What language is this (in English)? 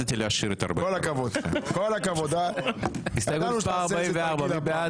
Hebrew